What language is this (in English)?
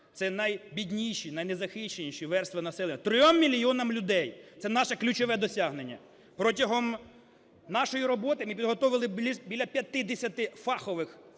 Ukrainian